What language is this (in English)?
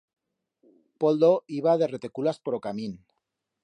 Aragonese